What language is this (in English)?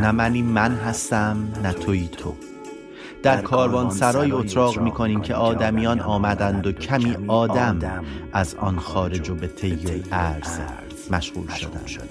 Persian